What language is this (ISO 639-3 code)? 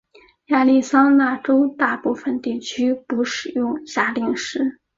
zho